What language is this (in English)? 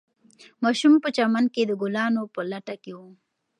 Pashto